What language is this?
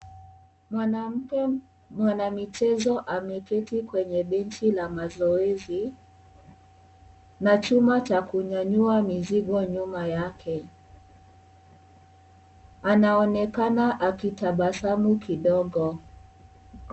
Swahili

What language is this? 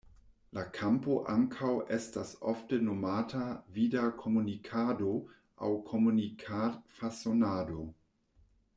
Esperanto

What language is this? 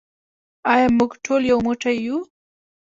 Pashto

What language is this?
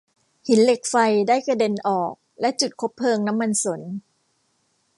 Thai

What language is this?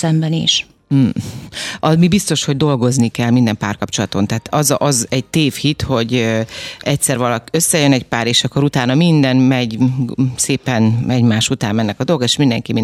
Hungarian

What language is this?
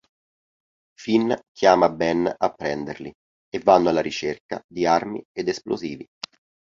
Italian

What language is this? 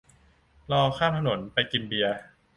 Thai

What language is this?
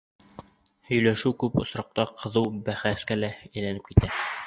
Bashkir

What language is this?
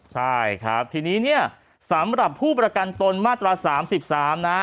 Thai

